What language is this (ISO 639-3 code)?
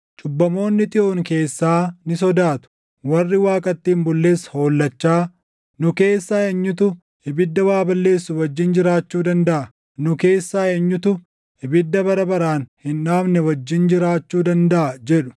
orm